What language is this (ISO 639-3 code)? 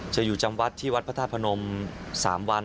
tha